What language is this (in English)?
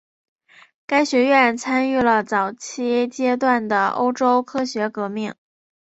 Chinese